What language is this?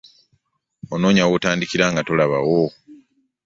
Ganda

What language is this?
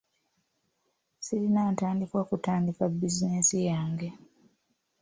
Ganda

